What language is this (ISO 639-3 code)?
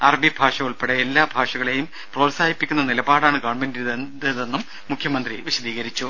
mal